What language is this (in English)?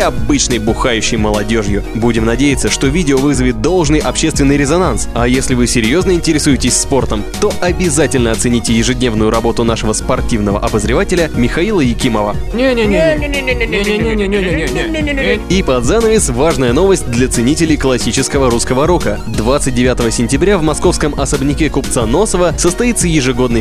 Russian